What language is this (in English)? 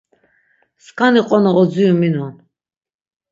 Laz